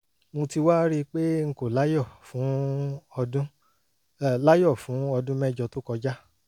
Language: Yoruba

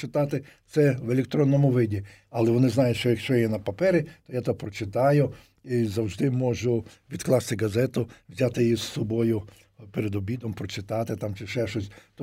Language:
Ukrainian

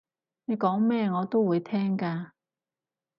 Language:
Cantonese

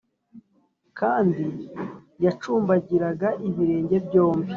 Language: Kinyarwanda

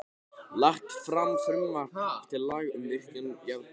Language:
Icelandic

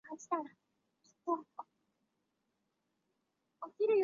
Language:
Chinese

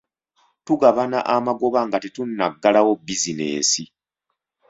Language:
Ganda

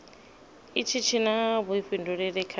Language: Venda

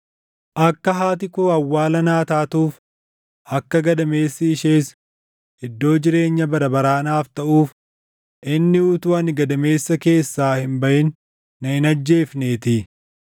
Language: Oromo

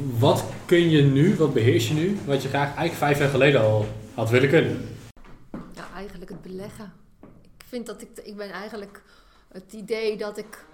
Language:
Dutch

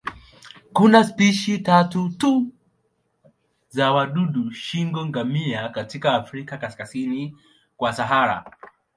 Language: Swahili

